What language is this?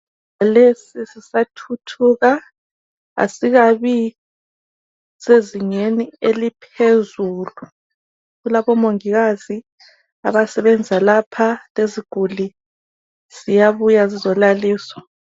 North Ndebele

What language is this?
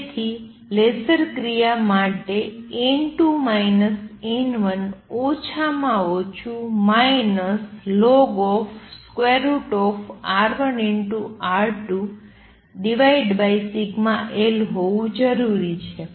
Gujarati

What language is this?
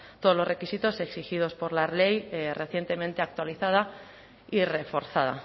Spanish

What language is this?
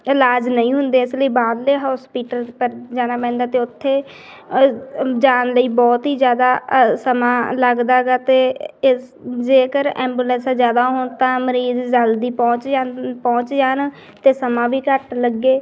Punjabi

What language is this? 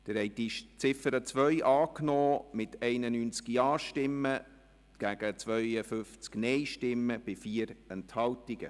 Swiss German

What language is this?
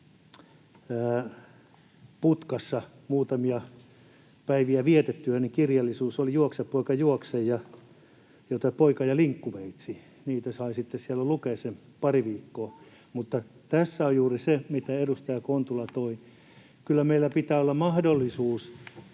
Finnish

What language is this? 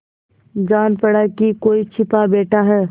Hindi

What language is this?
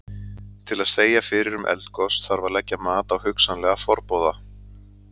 Icelandic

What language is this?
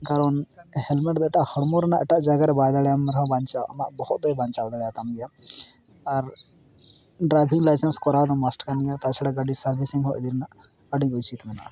Santali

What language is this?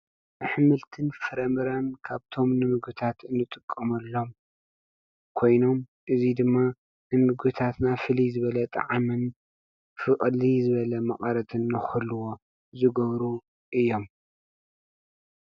Tigrinya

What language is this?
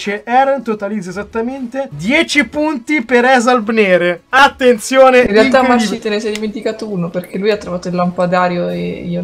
Italian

